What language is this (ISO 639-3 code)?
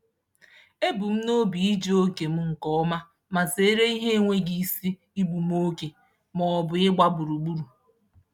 ibo